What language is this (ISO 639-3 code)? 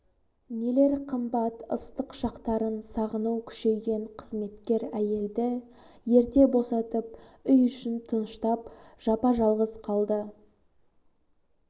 kaz